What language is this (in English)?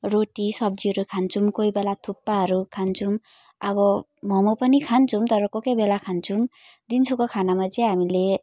Nepali